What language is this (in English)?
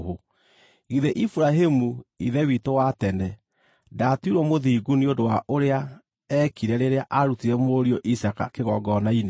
Kikuyu